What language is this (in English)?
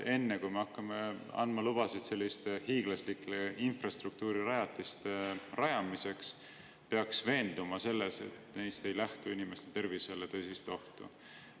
Estonian